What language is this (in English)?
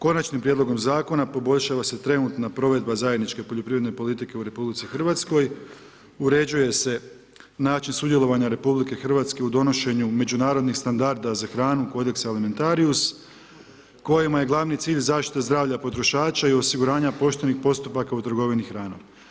Croatian